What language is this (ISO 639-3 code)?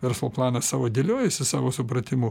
lit